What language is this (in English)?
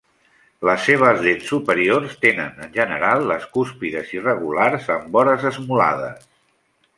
Catalan